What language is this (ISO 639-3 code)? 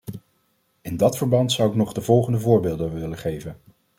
nld